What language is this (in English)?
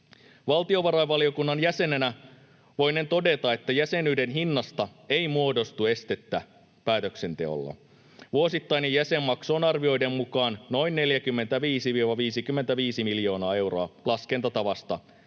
Finnish